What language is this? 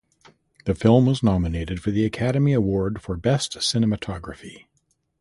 English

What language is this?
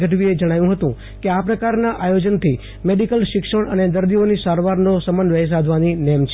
Gujarati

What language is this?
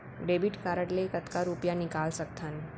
Chhattisgarhi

